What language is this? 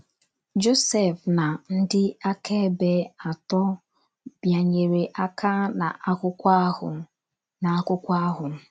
Igbo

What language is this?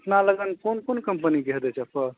Maithili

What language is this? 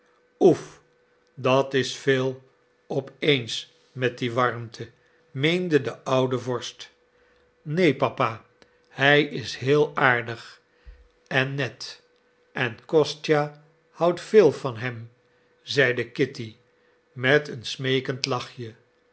Dutch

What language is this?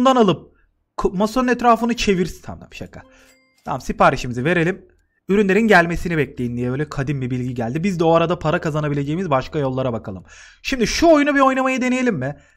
Turkish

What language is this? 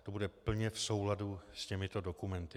Czech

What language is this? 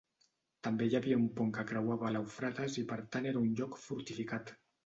Catalan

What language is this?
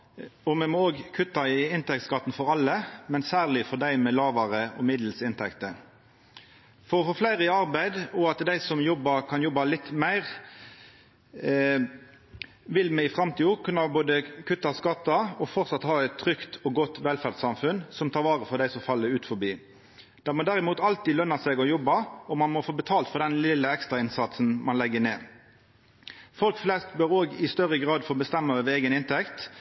Norwegian Nynorsk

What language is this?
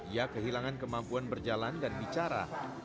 Indonesian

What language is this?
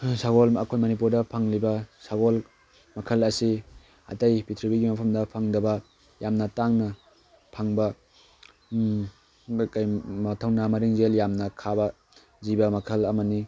Manipuri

